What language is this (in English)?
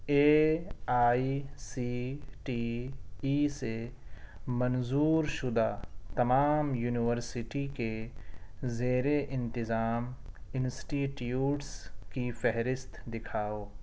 Urdu